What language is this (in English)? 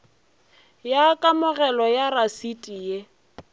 Northern Sotho